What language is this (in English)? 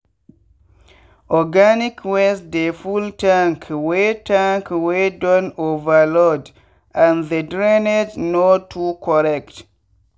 Nigerian Pidgin